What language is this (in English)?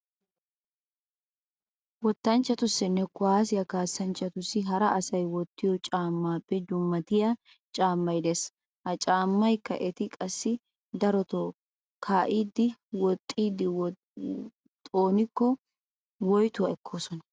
Wolaytta